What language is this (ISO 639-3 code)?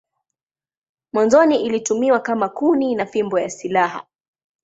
swa